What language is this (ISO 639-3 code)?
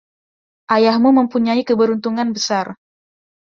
ind